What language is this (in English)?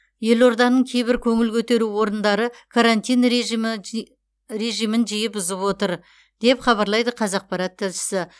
Kazakh